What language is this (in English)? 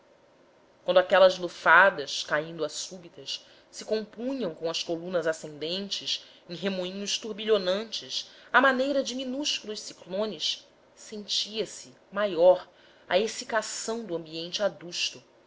Portuguese